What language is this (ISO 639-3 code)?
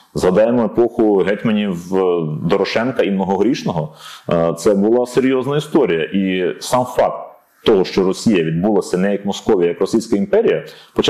ukr